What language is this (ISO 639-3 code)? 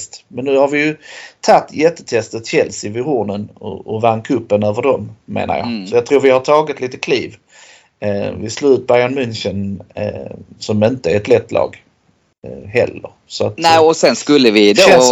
swe